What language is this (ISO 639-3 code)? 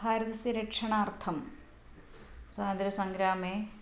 san